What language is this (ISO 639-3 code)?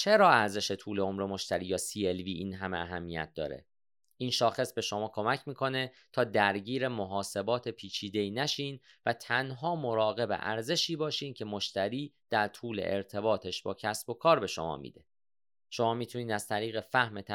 fas